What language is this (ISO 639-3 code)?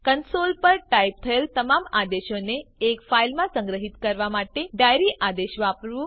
guj